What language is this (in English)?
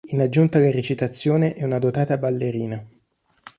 Italian